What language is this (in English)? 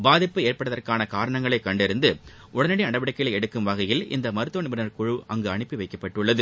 Tamil